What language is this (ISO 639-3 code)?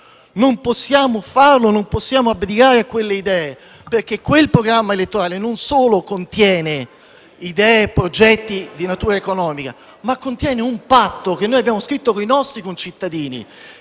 ita